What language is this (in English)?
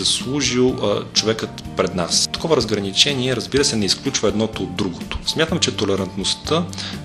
Bulgarian